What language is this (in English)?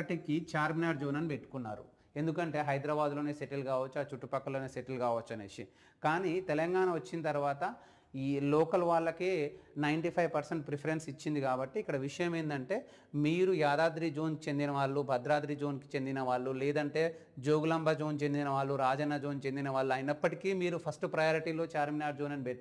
Telugu